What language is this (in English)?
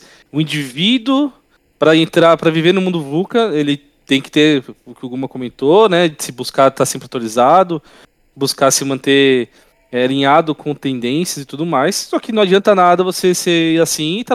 Portuguese